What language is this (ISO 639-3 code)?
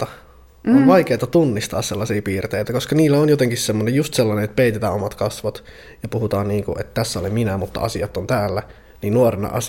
fin